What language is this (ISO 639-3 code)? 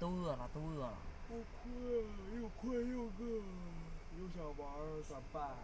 zho